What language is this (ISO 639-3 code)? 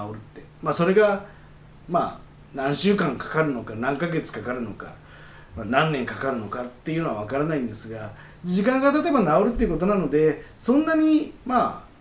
jpn